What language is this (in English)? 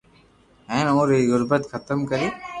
Loarki